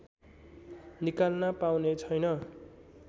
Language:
Nepali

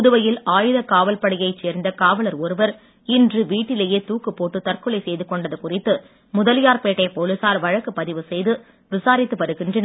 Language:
Tamil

